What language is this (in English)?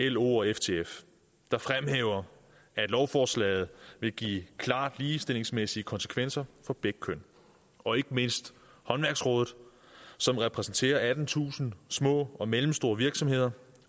Danish